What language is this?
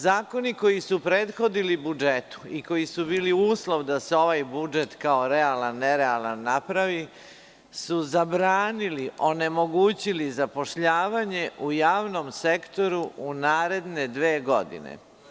Serbian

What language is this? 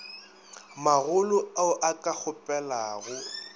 Northern Sotho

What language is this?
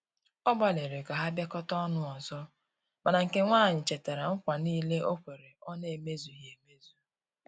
Igbo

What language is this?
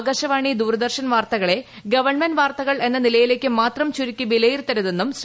Malayalam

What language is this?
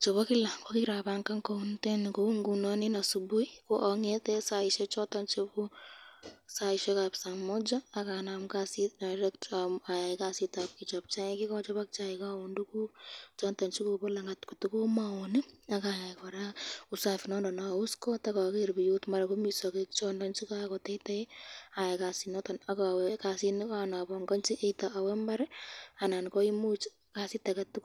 Kalenjin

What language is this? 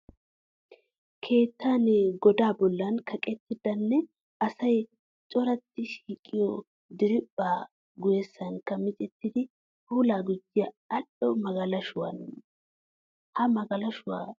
Wolaytta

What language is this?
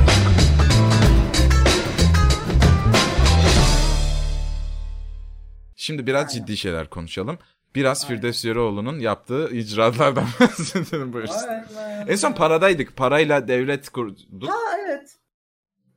Turkish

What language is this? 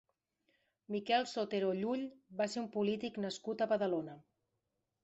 Catalan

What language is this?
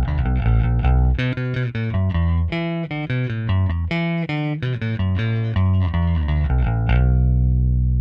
English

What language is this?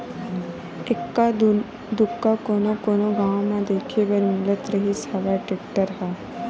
Chhattisgarhi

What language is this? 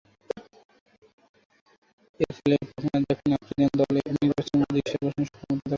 Bangla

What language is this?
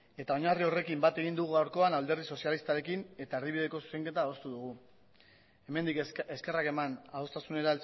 Basque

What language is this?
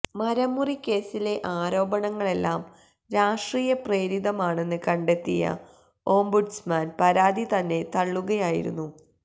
Malayalam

